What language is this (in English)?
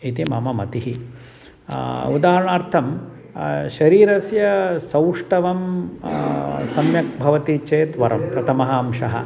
Sanskrit